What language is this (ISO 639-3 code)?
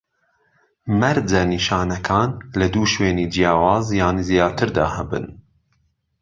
ckb